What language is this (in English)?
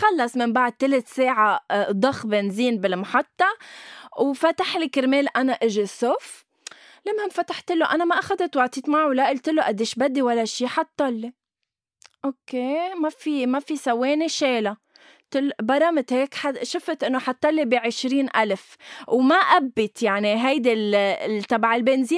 Arabic